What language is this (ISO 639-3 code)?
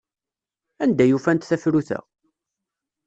kab